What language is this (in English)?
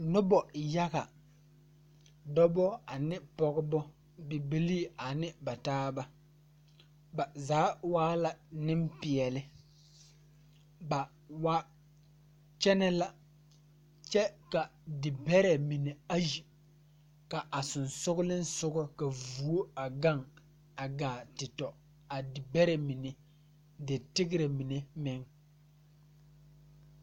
Southern Dagaare